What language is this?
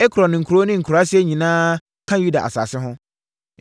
Akan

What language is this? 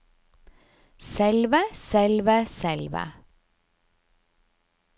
Norwegian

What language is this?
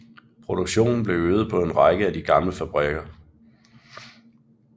Danish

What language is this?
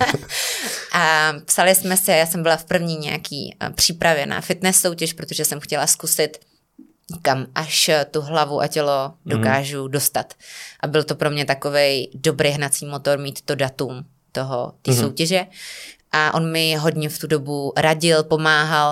Czech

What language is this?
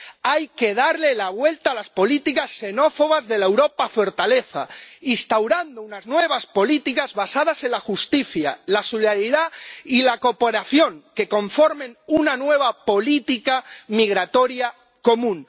Spanish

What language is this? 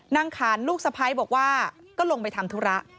Thai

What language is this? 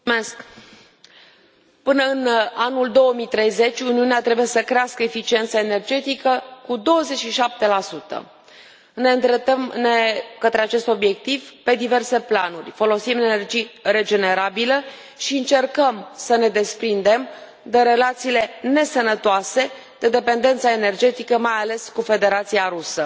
Romanian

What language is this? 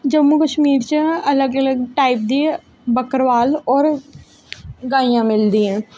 Dogri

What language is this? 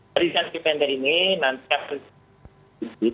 Indonesian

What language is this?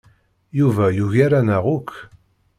Kabyle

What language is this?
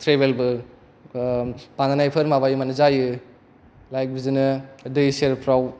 Bodo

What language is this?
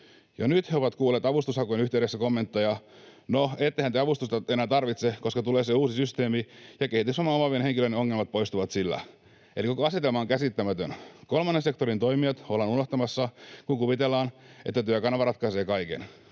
Finnish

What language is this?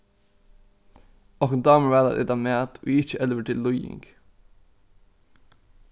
Faroese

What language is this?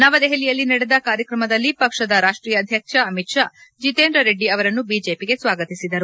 Kannada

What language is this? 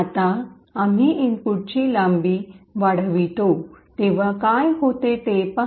Marathi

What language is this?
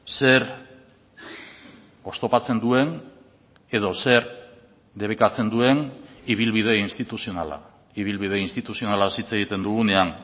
Basque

